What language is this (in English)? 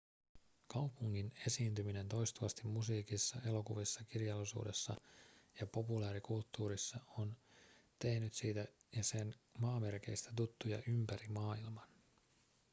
Finnish